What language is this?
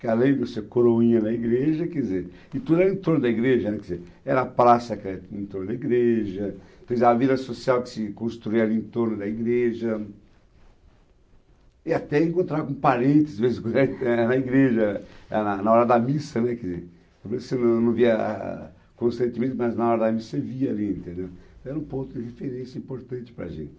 Portuguese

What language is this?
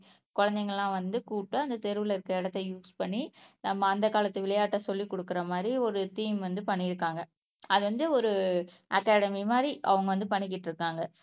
Tamil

